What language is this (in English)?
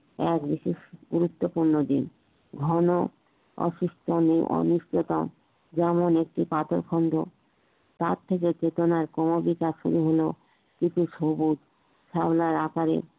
Bangla